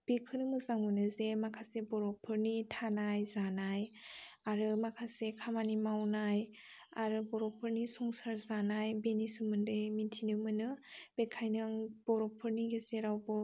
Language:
Bodo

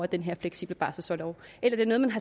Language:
Danish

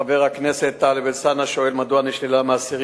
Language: Hebrew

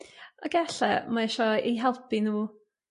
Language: Welsh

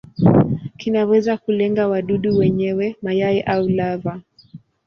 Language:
Swahili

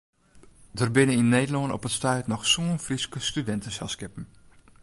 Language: Western Frisian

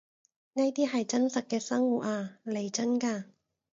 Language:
Cantonese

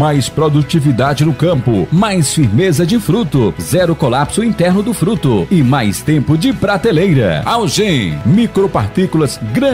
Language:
Portuguese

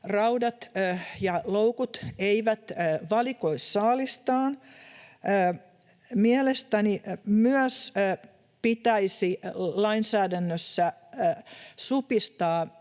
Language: Finnish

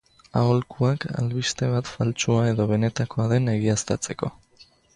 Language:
Basque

